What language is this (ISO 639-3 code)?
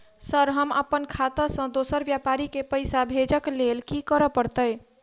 mai